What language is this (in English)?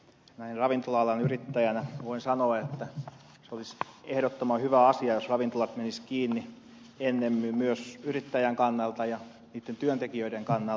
Finnish